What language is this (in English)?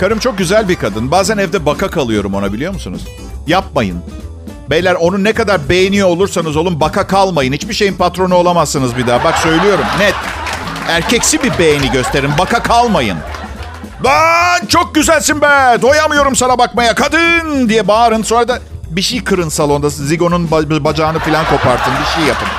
Turkish